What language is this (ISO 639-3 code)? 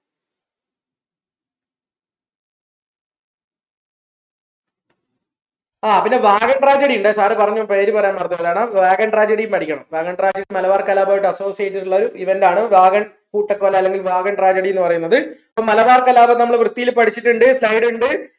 mal